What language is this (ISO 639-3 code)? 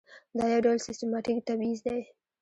pus